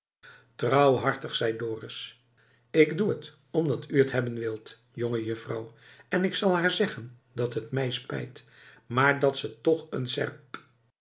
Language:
Dutch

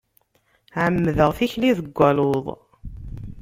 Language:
Kabyle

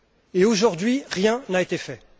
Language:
French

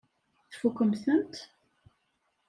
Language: Kabyle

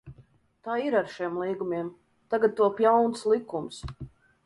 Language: Latvian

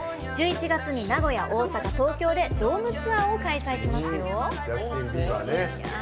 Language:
Japanese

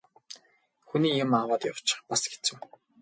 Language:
Mongolian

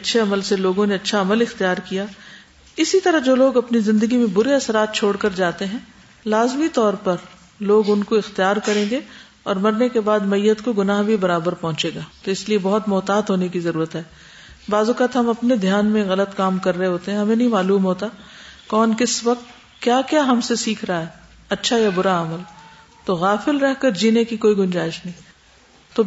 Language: Urdu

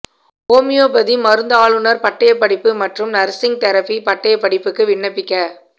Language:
Tamil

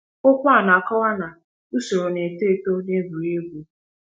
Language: Igbo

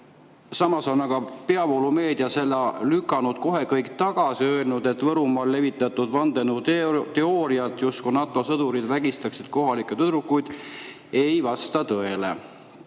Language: Estonian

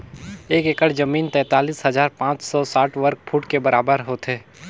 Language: Chhattisgarhi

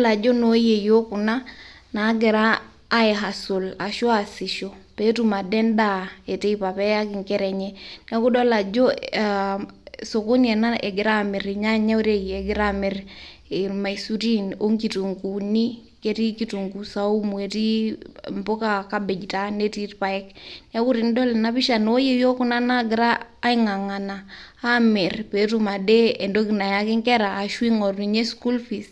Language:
Masai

